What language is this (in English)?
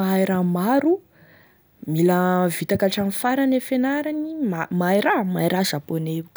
Tesaka Malagasy